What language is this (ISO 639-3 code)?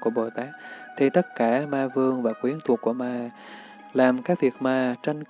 vie